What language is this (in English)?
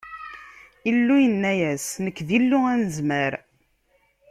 Kabyle